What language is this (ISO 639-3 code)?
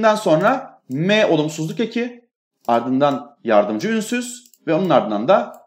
tur